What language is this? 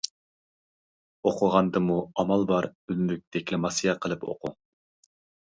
Uyghur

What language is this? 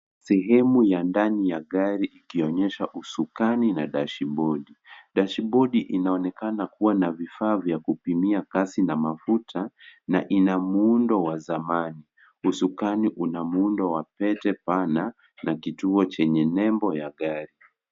Swahili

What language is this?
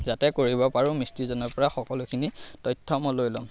Assamese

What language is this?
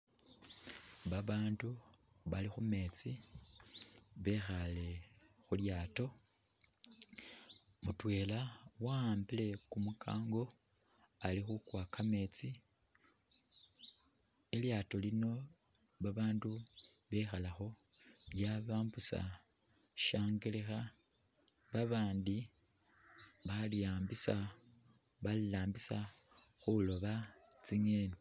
Masaaba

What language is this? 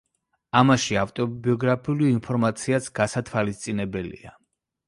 Georgian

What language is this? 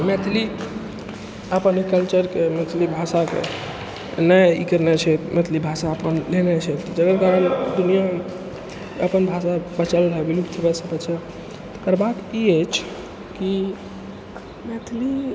Maithili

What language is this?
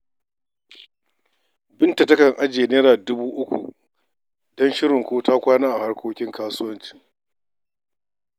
Hausa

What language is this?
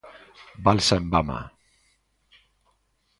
Galician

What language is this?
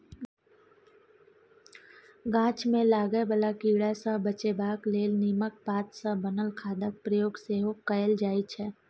Maithili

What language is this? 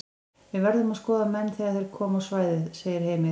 Icelandic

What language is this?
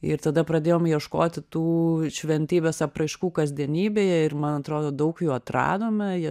Lithuanian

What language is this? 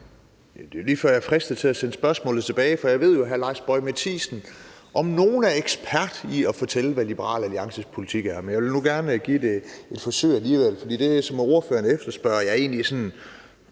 Danish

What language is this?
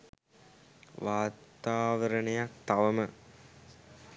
Sinhala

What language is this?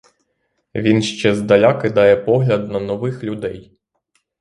Ukrainian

